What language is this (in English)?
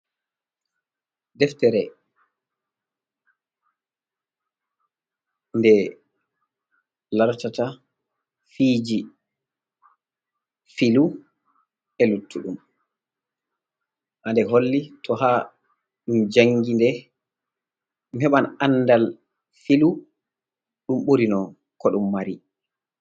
Fula